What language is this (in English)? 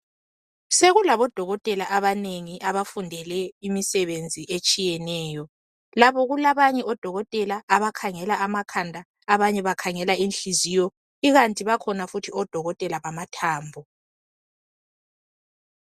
North Ndebele